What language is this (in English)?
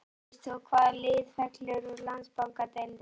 Icelandic